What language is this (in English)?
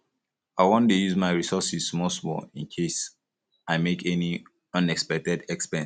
Nigerian Pidgin